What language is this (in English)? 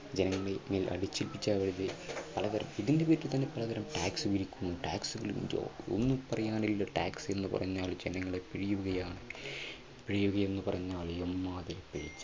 Malayalam